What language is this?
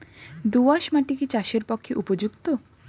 Bangla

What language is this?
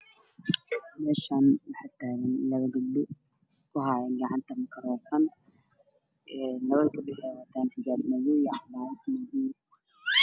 Somali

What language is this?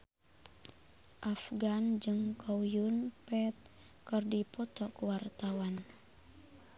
Sundanese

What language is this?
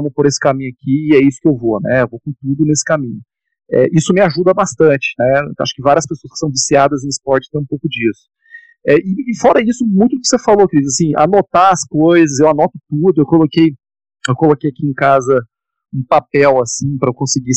Portuguese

